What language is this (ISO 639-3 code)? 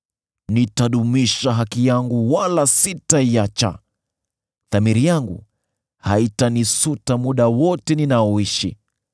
swa